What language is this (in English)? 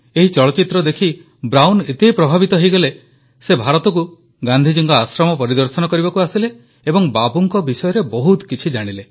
Odia